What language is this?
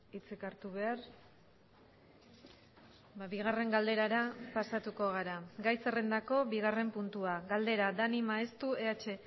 Basque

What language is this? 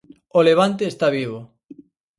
Galician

